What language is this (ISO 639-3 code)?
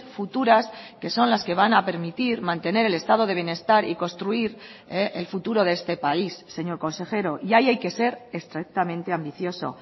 spa